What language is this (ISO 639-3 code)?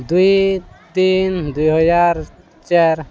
ori